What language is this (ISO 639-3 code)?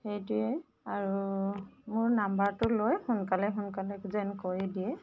asm